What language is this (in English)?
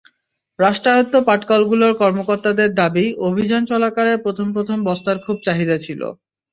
Bangla